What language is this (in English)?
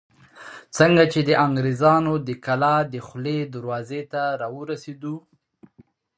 Pashto